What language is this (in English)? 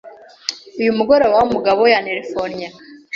Kinyarwanda